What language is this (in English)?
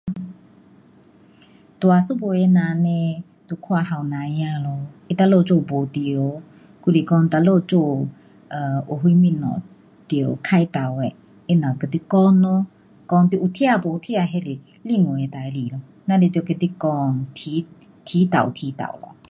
Pu-Xian Chinese